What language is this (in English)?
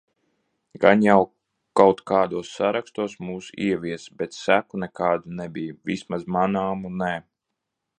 Latvian